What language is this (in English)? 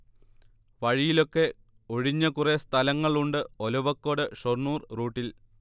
Malayalam